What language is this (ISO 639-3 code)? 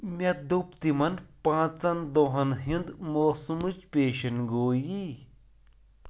kas